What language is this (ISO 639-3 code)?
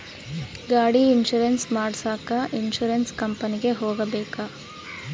kan